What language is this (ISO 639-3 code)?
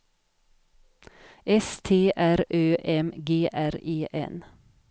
swe